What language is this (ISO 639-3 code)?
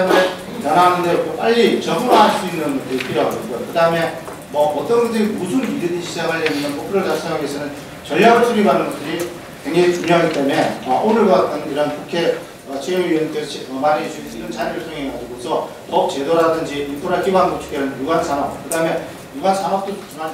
kor